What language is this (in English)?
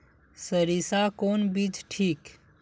Magahi